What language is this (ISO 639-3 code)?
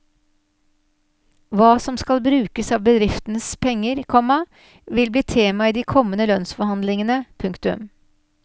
nor